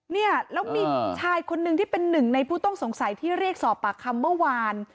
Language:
Thai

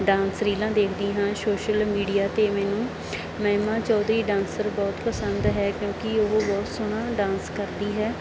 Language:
Punjabi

